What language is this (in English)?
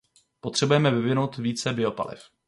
Czech